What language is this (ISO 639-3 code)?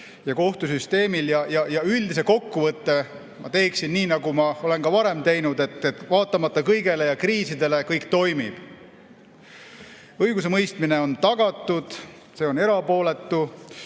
est